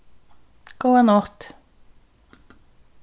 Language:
Faroese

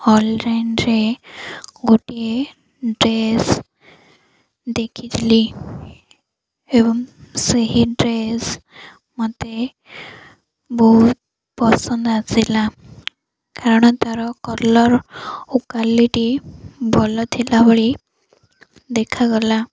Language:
Odia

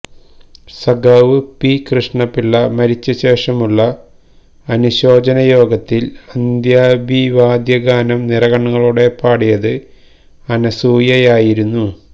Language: Malayalam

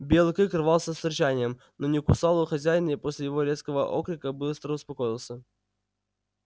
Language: Russian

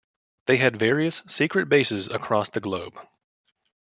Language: English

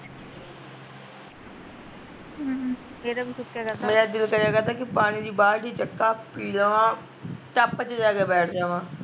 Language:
Punjabi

